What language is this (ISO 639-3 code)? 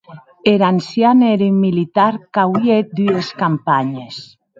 oci